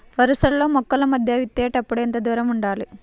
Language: Telugu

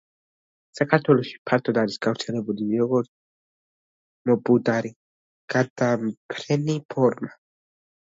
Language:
Georgian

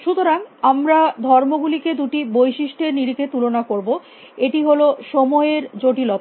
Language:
Bangla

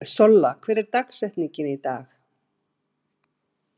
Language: Icelandic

